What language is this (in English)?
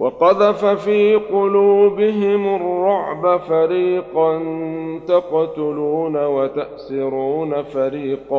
Arabic